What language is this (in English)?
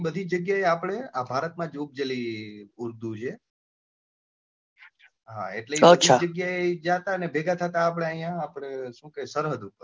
Gujarati